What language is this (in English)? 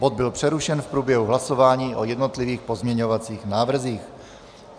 Czech